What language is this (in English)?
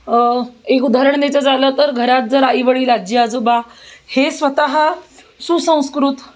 Marathi